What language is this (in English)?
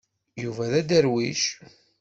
Kabyle